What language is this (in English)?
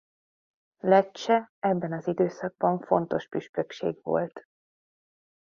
Hungarian